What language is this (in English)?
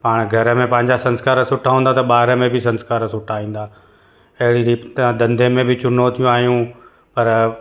Sindhi